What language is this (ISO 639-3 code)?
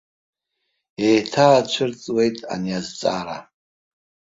abk